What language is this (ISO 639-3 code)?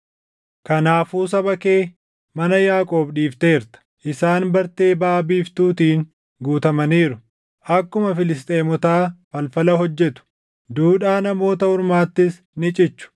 orm